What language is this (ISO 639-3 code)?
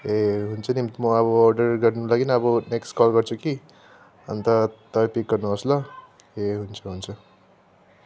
nep